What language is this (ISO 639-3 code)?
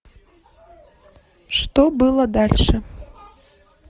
rus